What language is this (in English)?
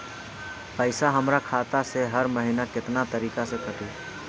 Bhojpuri